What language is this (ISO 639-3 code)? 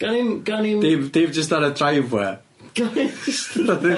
cym